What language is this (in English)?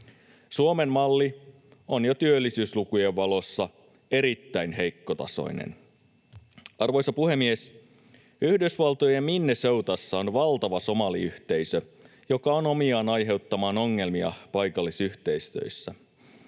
Finnish